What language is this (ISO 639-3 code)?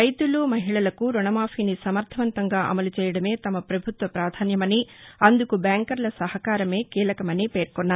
tel